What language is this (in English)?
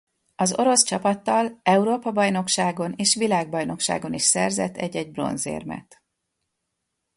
Hungarian